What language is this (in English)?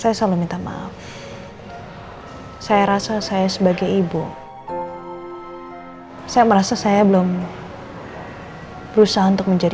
Indonesian